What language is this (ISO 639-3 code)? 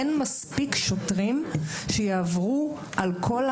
heb